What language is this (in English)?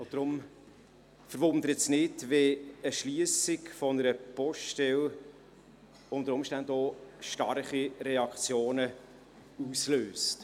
Swiss German